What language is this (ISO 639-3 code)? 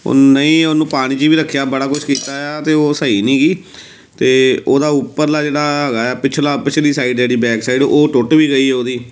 pan